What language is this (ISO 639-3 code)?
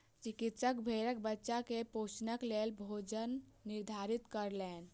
mai